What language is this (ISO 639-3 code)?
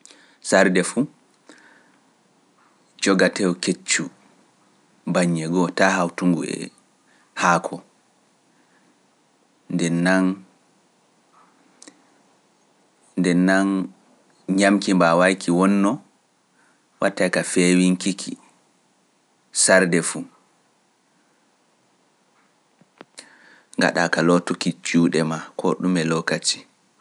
fuf